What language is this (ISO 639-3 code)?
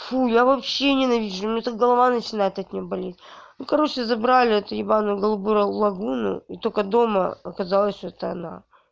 rus